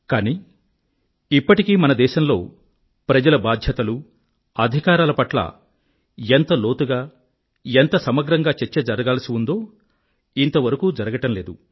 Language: Telugu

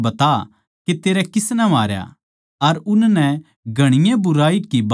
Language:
Haryanvi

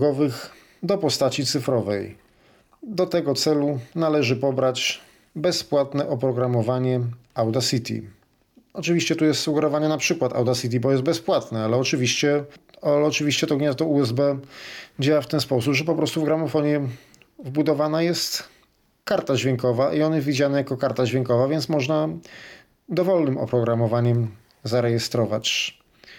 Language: Polish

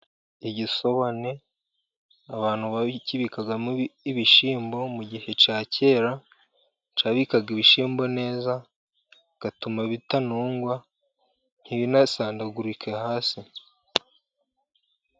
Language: Kinyarwanda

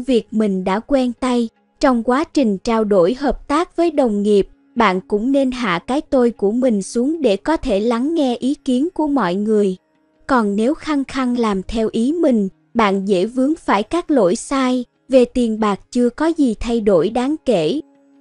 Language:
Vietnamese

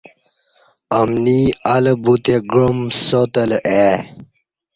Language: Kati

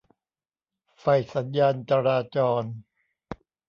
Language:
Thai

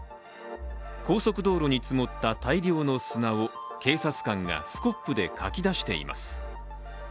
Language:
Japanese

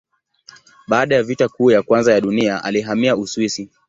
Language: Swahili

